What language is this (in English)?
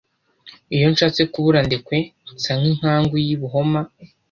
Kinyarwanda